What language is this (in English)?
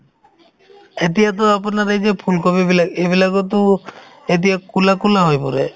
Assamese